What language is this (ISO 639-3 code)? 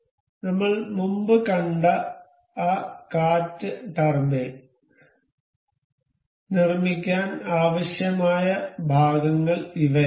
mal